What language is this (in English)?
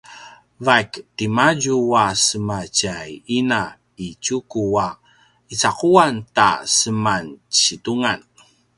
Paiwan